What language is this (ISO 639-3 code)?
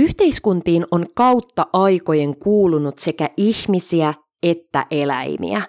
fin